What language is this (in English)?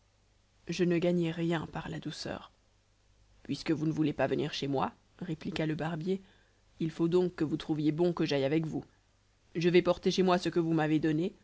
French